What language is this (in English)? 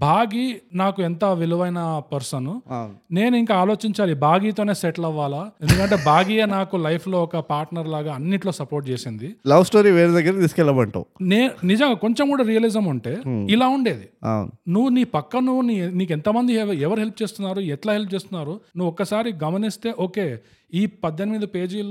Telugu